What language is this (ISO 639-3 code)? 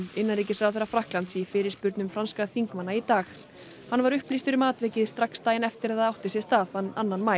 isl